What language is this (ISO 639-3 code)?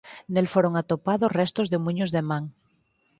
glg